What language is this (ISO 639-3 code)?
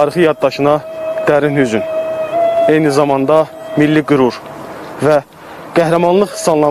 tur